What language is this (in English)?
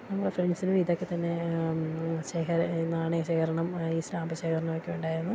Malayalam